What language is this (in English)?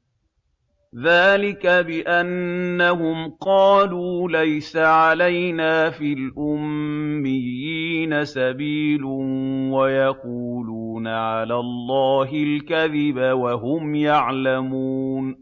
Arabic